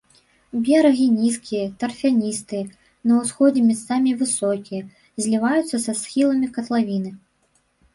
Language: Belarusian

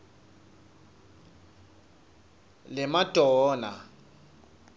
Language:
Swati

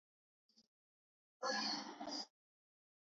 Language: Georgian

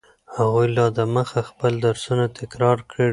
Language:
Pashto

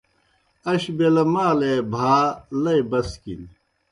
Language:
Kohistani Shina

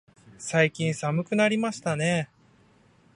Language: Japanese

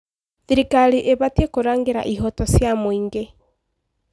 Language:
Kikuyu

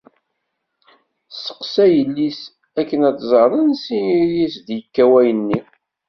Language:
Kabyle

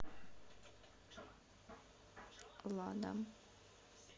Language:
Russian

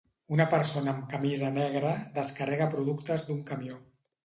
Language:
Catalan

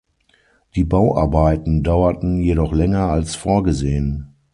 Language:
German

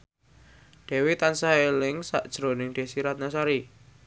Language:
Javanese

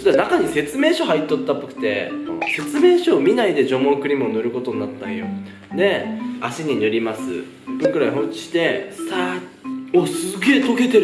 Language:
Japanese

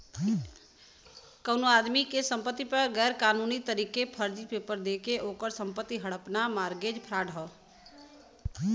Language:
Bhojpuri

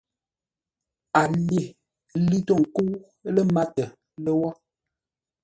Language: Ngombale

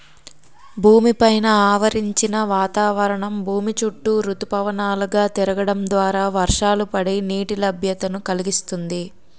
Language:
Telugu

